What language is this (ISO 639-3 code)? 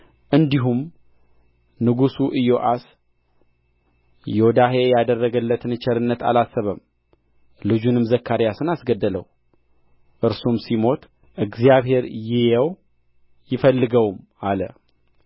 amh